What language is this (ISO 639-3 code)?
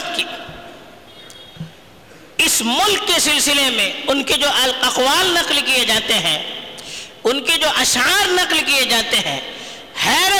urd